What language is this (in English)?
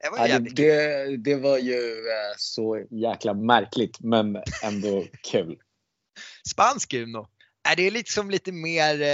Swedish